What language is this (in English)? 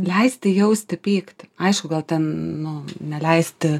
Lithuanian